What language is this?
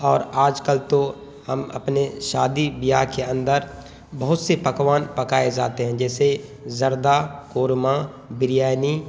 Urdu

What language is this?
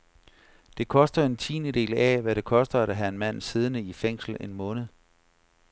Danish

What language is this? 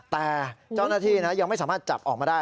Thai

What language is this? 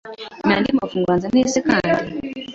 Kinyarwanda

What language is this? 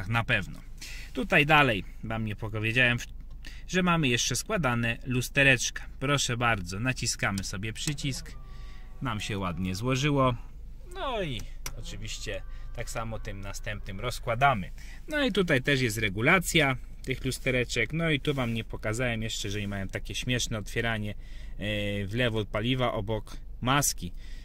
Polish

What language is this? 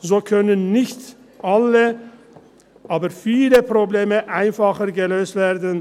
Swiss German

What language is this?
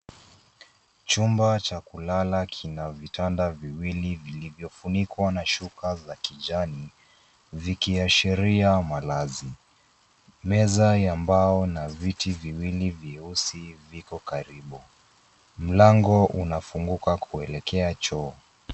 Swahili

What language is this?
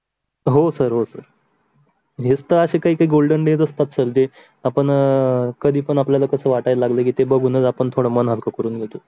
Marathi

